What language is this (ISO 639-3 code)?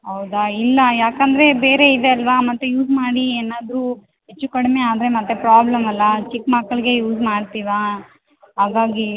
kan